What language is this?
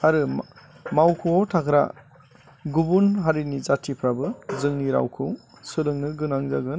Bodo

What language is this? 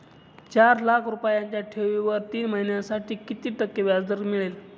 Marathi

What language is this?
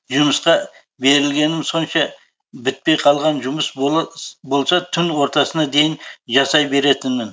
Kazakh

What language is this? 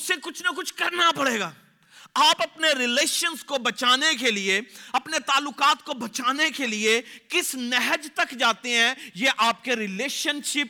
Urdu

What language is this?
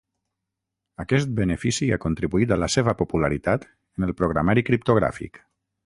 Catalan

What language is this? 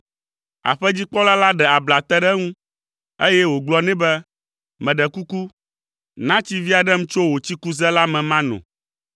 Ewe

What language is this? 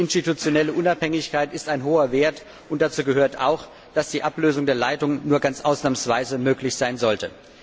German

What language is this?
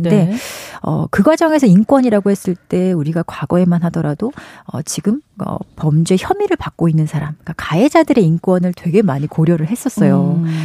Korean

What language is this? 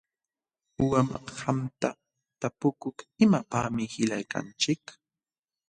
Jauja Wanca Quechua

